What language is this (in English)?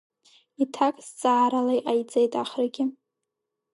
Abkhazian